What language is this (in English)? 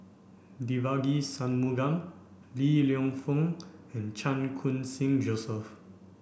English